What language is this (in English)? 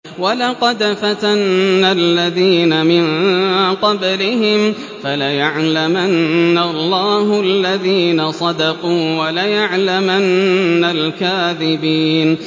Arabic